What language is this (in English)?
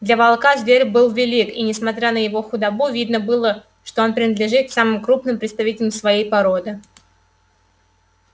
Russian